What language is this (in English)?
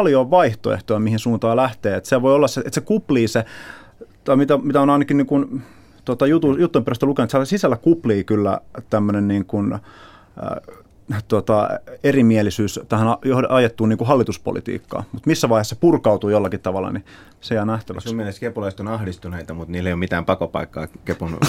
Finnish